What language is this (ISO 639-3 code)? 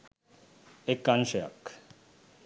sin